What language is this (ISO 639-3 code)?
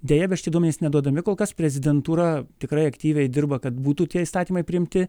lit